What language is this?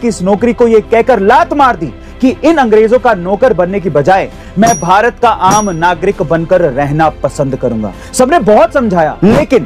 Hindi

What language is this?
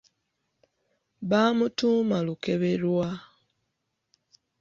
Ganda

